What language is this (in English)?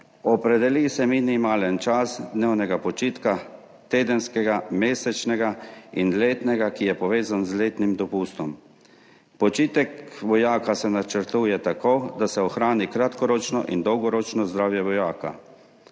Slovenian